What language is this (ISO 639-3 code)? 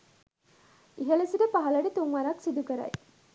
sin